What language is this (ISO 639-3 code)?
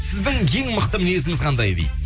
kaz